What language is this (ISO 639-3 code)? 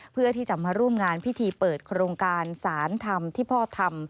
tha